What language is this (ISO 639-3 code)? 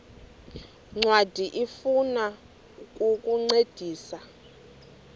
xho